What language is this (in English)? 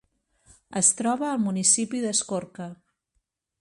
Catalan